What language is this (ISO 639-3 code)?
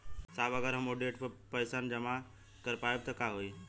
bho